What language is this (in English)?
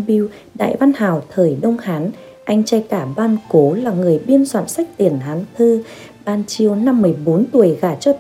Vietnamese